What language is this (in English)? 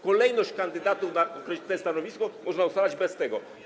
Polish